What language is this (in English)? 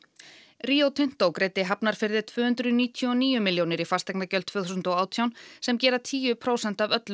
Icelandic